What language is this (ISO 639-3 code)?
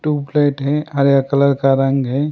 hin